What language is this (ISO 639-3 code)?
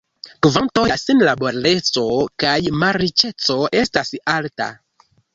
epo